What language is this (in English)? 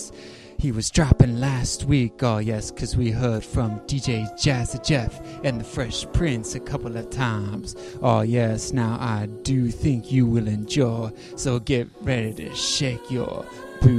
English